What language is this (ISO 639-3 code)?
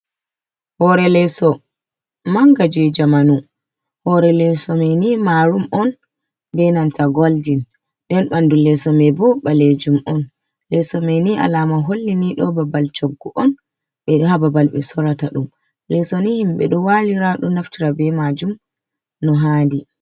ful